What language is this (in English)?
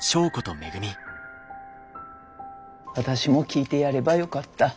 Japanese